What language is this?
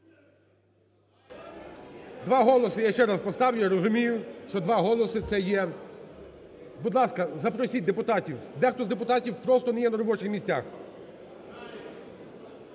Ukrainian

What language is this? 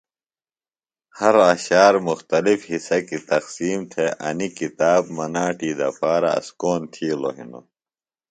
Phalura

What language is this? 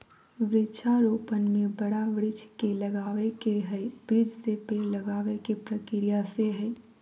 Magahi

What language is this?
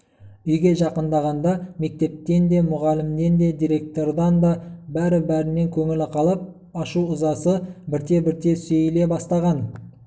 Kazakh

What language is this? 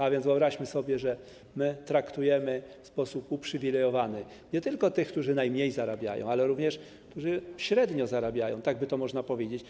Polish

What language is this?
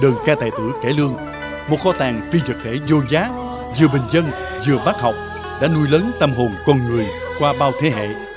Vietnamese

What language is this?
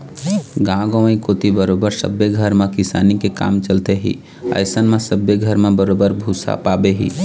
Chhattisgarhi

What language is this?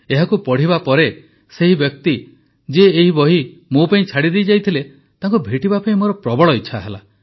Odia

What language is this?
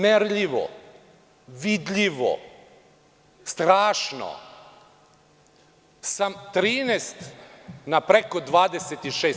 Serbian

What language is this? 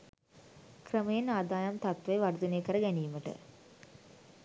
Sinhala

